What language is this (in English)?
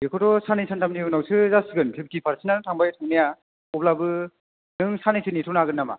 Bodo